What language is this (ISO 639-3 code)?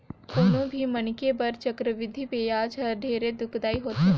hne